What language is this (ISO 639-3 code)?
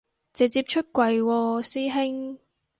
yue